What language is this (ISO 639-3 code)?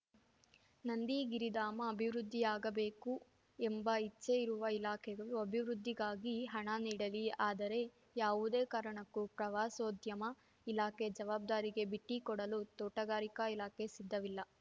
kan